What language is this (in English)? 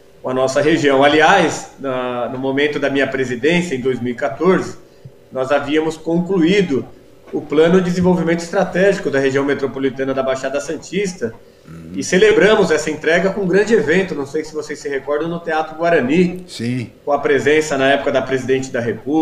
Portuguese